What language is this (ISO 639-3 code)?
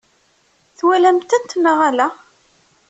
kab